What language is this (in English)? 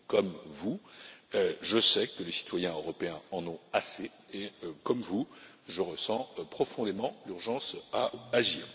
French